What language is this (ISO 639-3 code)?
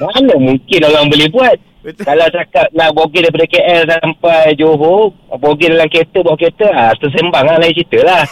msa